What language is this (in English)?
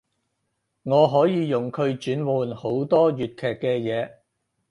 Cantonese